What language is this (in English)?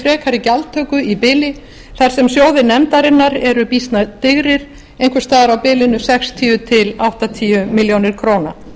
Icelandic